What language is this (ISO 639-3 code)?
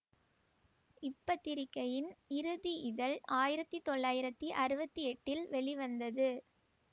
tam